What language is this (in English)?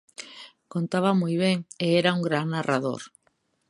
Galician